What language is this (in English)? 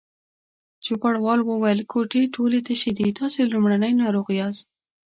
Pashto